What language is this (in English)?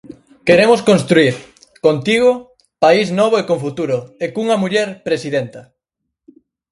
Galician